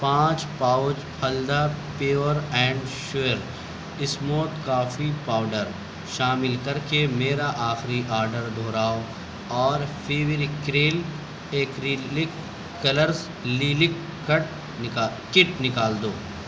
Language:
Urdu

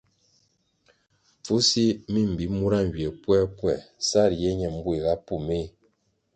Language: Kwasio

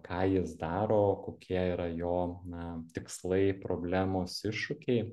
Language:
Lithuanian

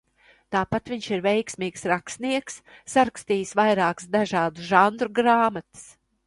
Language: Latvian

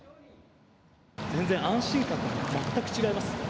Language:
Japanese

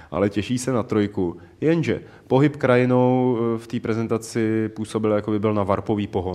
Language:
Czech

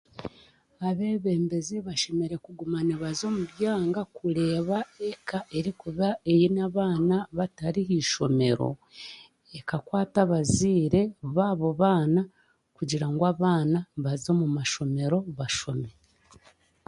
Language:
Chiga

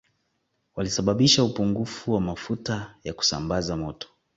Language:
Swahili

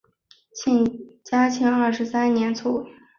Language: Chinese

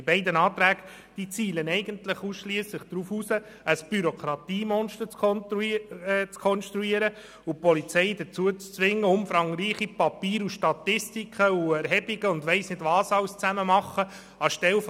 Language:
Swiss German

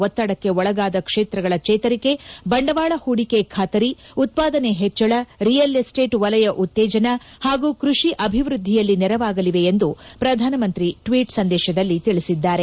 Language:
Kannada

